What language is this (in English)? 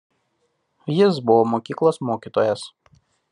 Lithuanian